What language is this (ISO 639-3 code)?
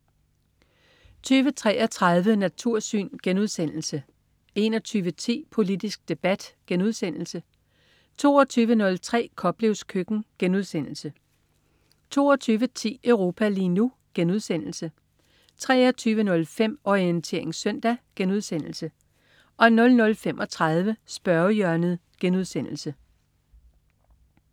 dan